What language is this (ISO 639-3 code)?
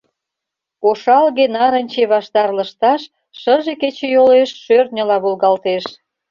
chm